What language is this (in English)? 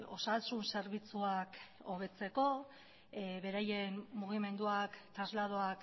Basque